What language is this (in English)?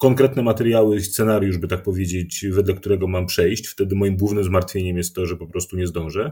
Polish